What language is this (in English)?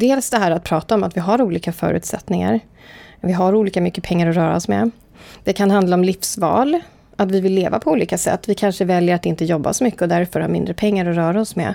Swedish